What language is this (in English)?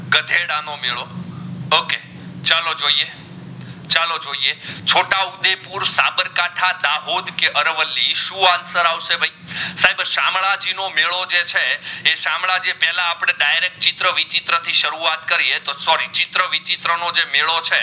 Gujarati